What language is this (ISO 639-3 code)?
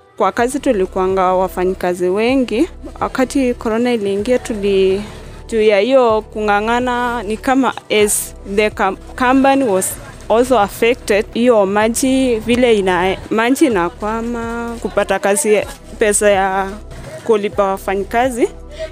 swa